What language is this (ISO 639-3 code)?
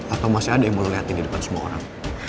ind